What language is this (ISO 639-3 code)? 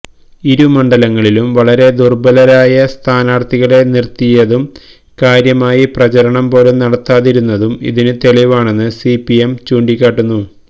mal